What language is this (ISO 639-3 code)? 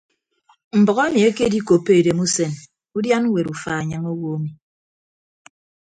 ibb